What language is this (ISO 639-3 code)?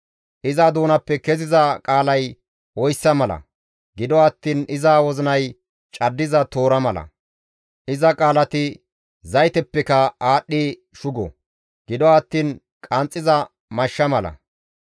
gmv